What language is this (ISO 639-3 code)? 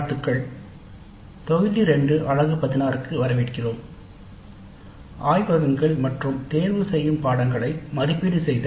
tam